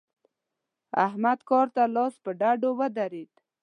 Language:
Pashto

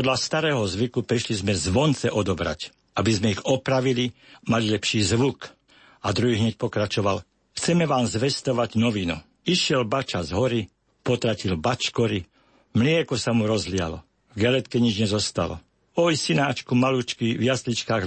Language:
Slovak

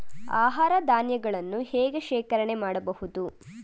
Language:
Kannada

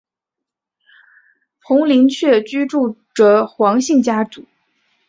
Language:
Chinese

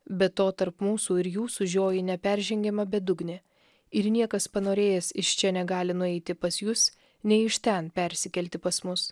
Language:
Lithuanian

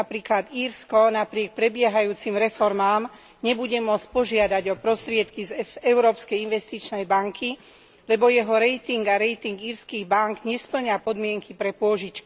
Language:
Slovak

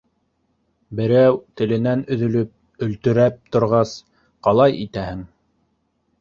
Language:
Bashkir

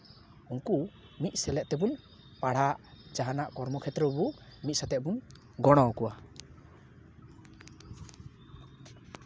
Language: Santali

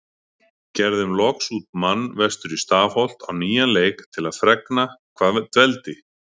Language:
Icelandic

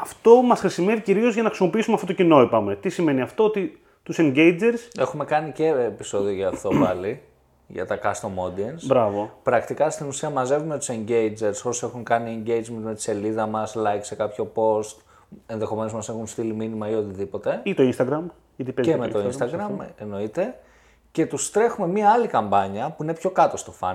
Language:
Greek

